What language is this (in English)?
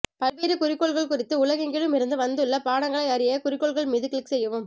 Tamil